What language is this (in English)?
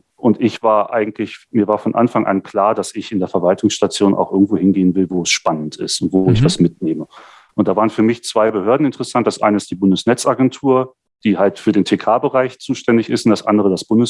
German